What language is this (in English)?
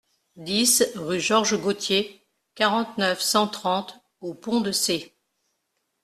French